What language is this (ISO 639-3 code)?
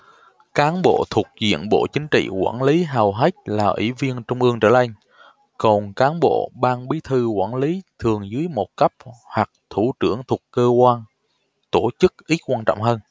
vie